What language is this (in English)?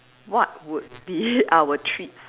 English